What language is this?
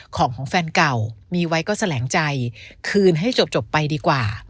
Thai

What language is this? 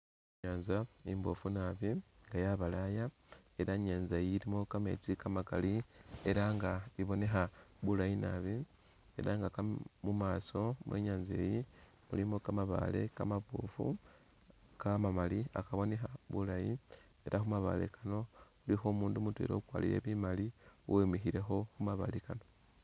Masaaba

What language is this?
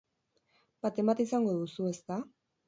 Basque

